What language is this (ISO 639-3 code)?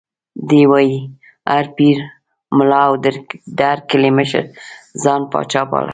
pus